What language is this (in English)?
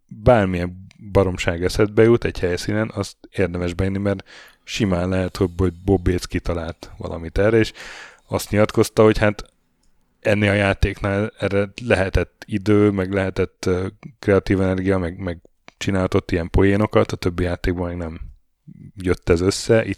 Hungarian